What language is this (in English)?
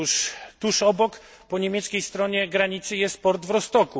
Polish